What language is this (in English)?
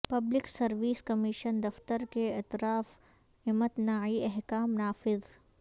Urdu